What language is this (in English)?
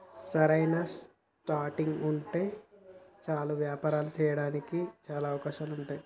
Telugu